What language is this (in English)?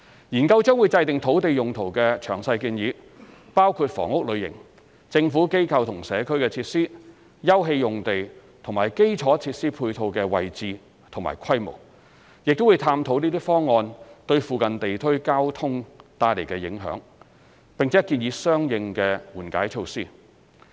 Cantonese